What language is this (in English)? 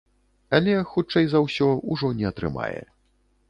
Belarusian